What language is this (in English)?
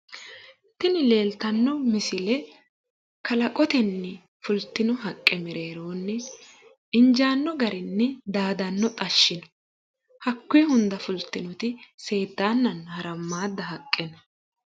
Sidamo